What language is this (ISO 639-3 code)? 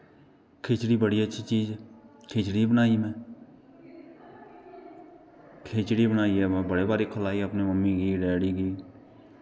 doi